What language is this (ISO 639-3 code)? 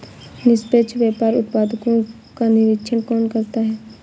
hin